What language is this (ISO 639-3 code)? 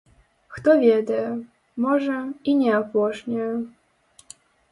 bel